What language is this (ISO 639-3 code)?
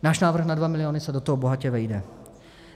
ces